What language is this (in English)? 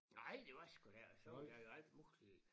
Danish